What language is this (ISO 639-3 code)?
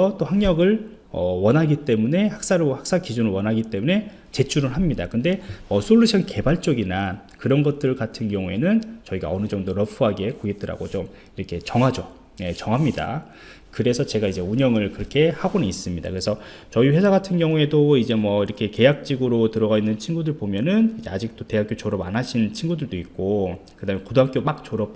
kor